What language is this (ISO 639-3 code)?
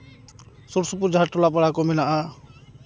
sat